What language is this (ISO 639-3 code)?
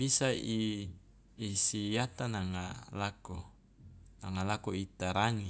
loa